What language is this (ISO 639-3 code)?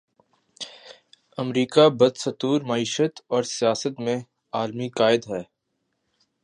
urd